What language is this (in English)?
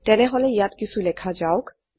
Assamese